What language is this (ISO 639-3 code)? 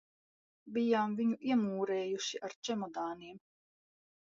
lav